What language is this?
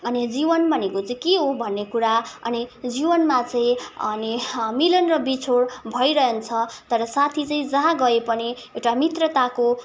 Nepali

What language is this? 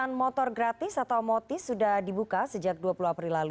Indonesian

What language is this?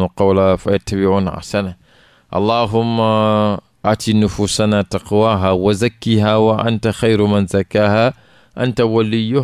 Arabic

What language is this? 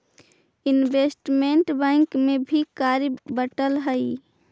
Magahi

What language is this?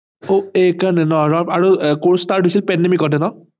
Assamese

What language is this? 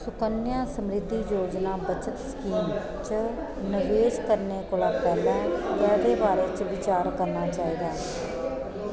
Dogri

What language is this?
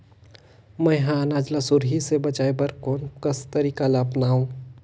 Chhattisgarhi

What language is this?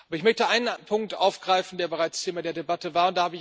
German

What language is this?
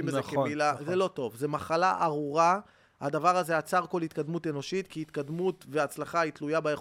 Hebrew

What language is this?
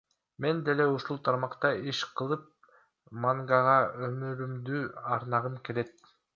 Kyrgyz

